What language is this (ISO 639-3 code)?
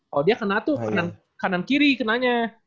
ind